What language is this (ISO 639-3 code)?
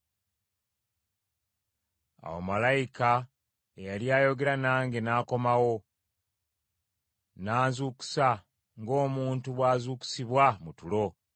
lug